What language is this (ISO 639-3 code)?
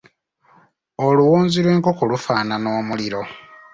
lug